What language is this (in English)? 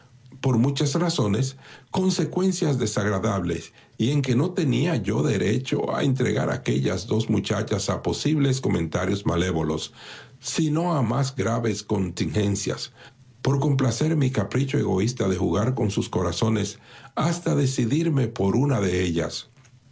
Spanish